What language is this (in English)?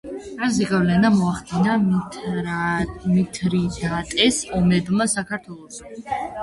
Georgian